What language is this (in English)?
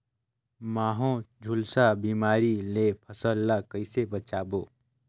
Chhattisgarhi